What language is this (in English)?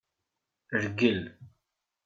Kabyle